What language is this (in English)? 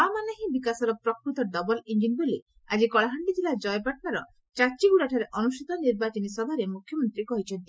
Odia